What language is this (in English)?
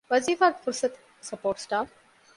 Divehi